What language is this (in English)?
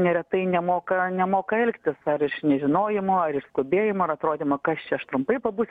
Lithuanian